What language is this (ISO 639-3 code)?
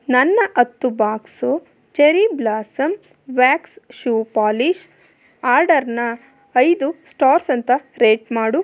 kan